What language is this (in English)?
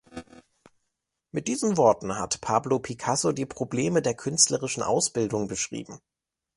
German